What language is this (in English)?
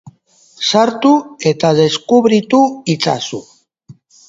Basque